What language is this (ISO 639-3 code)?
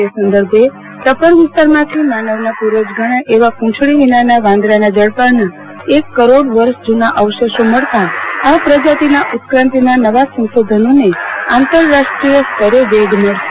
guj